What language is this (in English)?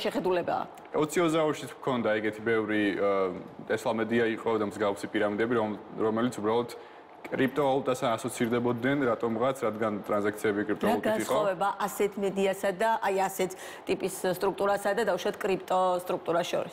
Romanian